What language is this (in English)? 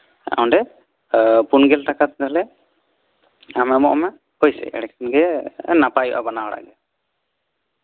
Santali